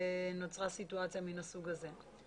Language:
Hebrew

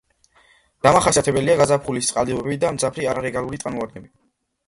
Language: Georgian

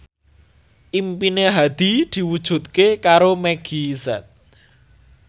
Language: Javanese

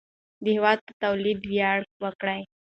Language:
Pashto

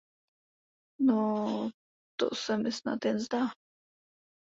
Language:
Czech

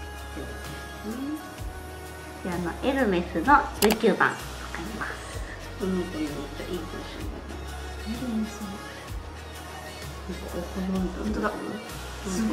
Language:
Japanese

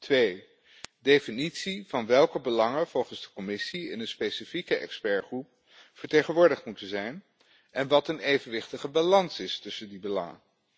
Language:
Dutch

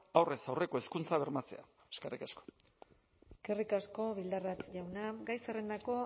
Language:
Basque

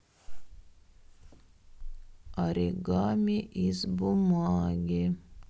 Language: Russian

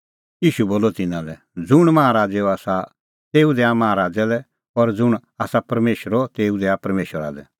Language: Kullu Pahari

